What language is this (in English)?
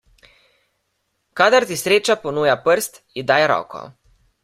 Slovenian